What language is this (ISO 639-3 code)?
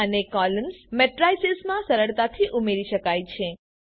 guj